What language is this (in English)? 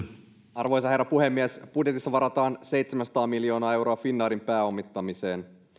Finnish